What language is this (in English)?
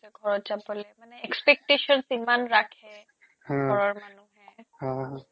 Assamese